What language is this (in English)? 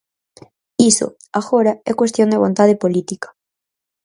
Galician